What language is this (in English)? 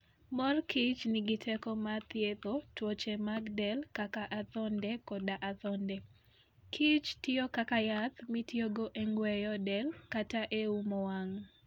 Luo (Kenya and Tanzania)